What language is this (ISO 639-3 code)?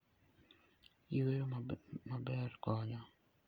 luo